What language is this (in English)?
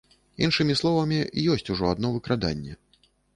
Belarusian